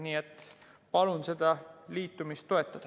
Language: Estonian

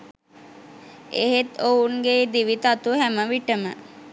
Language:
Sinhala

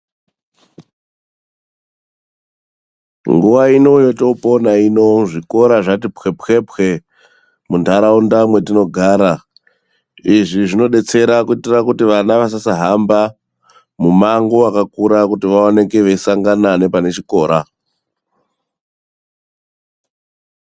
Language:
Ndau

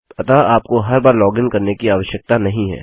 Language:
Hindi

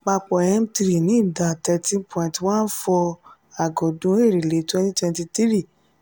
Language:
Yoruba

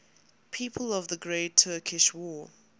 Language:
English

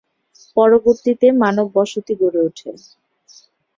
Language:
Bangla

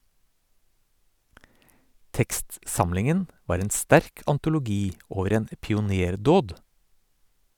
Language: Norwegian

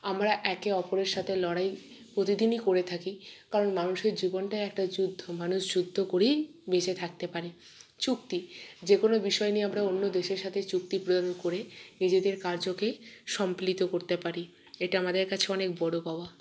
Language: Bangla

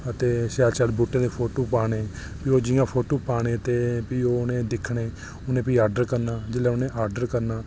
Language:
Dogri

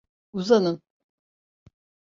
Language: Turkish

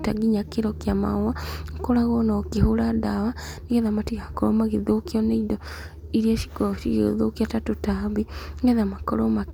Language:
Kikuyu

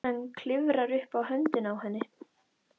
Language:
Icelandic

